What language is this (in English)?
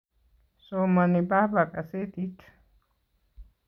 Kalenjin